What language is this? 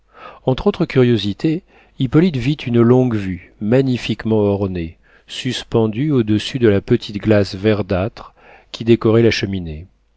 French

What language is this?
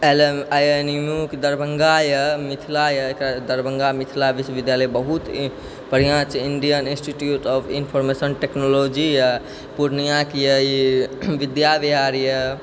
Maithili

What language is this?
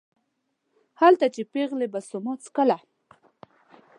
Pashto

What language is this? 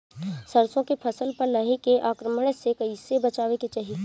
Bhojpuri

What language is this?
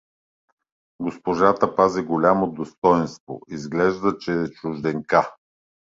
Bulgarian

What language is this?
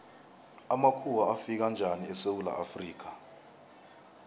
South Ndebele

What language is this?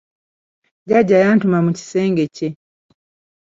Ganda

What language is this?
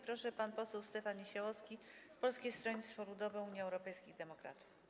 Polish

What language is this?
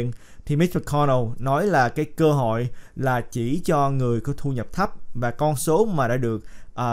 Vietnamese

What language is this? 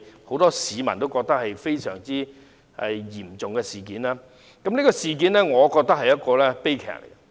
Cantonese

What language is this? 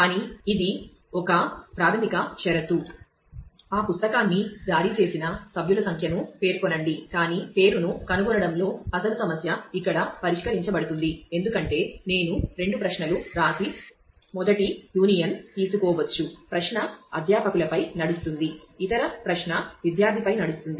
Telugu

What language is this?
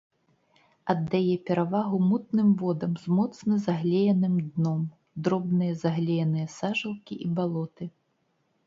Belarusian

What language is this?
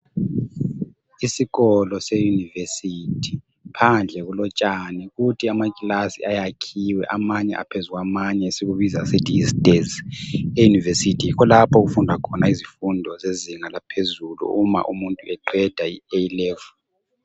North Ndebele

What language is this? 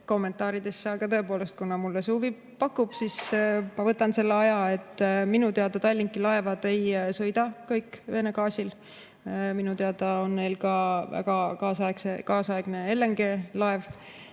Estonian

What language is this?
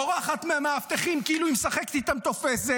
Hebrew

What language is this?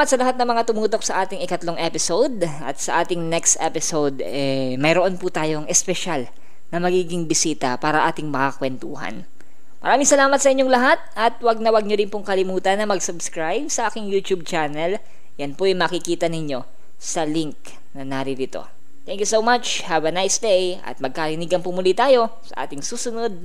Filipino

